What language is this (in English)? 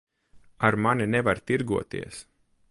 Latvian